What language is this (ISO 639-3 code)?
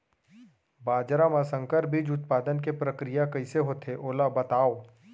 hne